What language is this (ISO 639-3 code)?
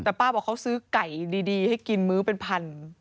tha